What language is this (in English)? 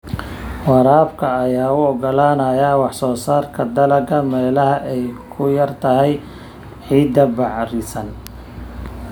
Somali